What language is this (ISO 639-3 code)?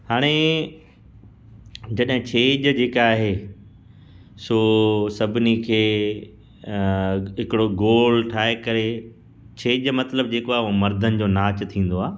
snd